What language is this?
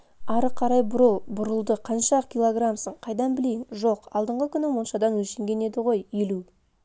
Kazakh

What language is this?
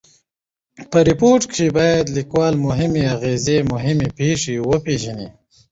Pashto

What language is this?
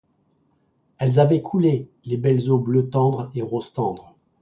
French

